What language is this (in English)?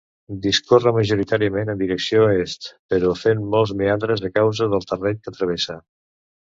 Catalan